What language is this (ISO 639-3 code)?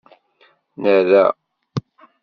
kab